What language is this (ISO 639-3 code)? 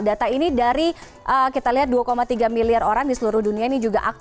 ind